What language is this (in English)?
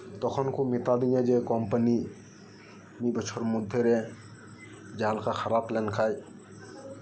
Santali